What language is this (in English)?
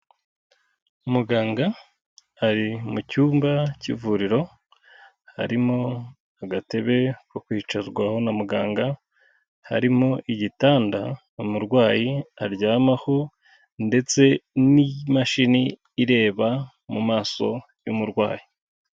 Kinyarwanda